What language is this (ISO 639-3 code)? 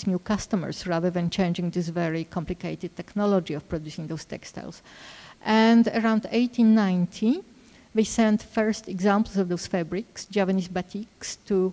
eng